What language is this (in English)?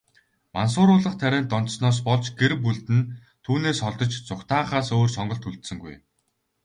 Mongolian